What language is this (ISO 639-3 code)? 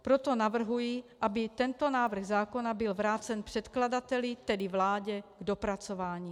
ces